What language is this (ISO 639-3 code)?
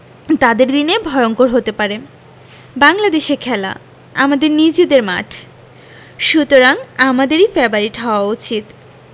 ben